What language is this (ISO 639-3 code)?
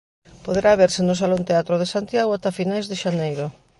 glg